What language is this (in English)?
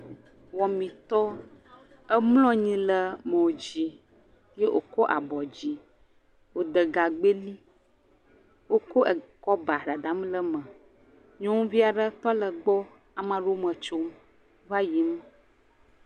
Ewe